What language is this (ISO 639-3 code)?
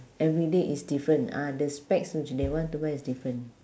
eng